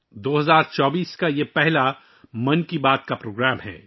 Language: Urdu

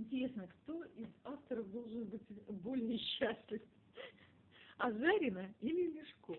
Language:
Russian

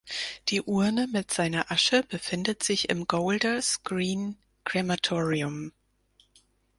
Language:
German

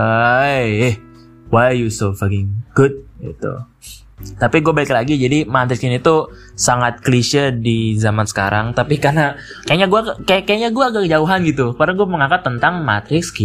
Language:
Indonesian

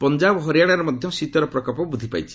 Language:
Odia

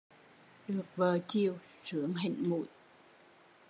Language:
Vietnamese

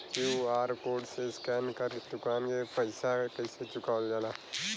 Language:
Bhojpuri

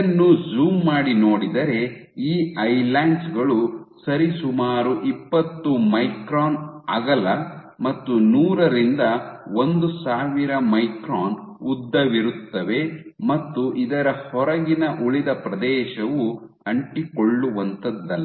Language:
Kannada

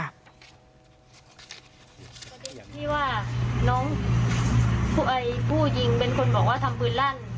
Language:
Thai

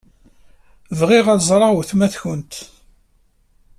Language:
Kabyle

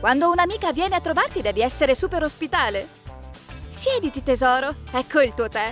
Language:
Italian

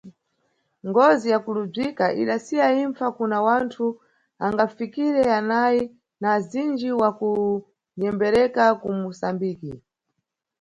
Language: Nyungwe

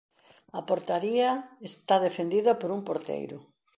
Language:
Galician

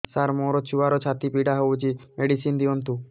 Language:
Odia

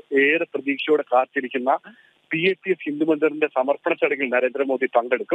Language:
Malayalam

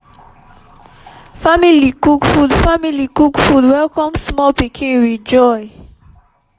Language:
Nigerian Pidgin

